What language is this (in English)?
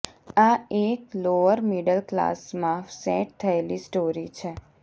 Gujarati